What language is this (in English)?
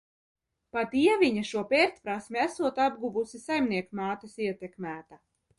Latvian